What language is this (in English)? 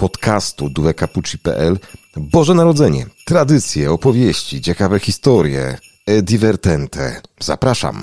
Polish